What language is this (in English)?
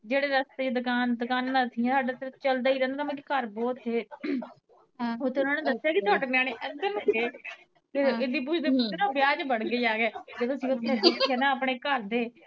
Punjabi